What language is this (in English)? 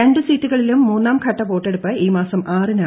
Malayalam